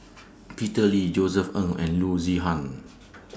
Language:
English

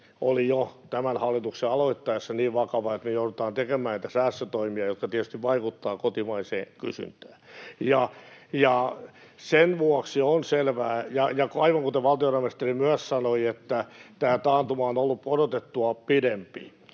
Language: Finnish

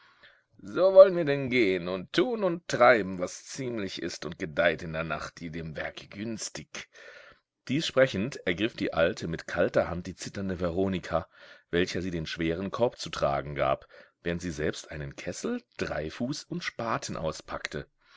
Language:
German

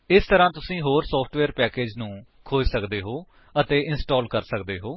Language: Punjabi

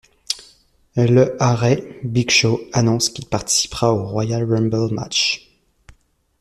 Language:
French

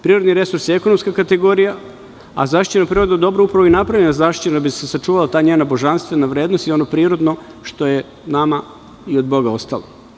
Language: Serbian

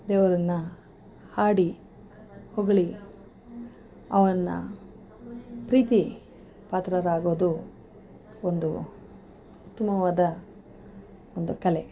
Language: Kannada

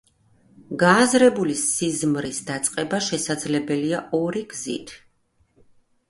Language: Georgian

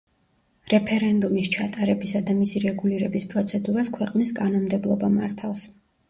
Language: Georgian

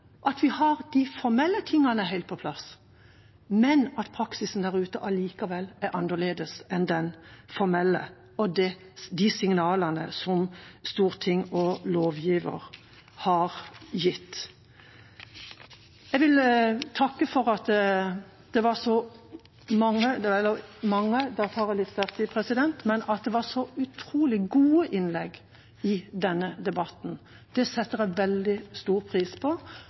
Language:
Norwegian Bokmål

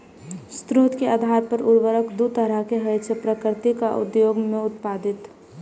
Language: Maithili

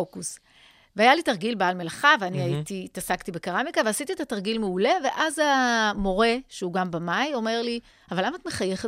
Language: Hebrew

